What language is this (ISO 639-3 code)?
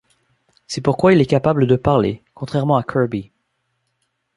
fra